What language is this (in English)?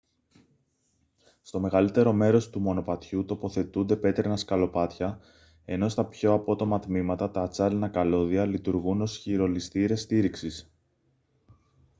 Greek